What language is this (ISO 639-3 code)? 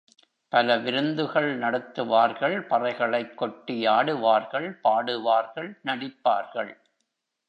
tam